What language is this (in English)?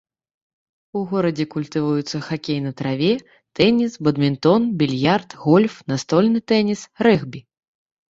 Belarusian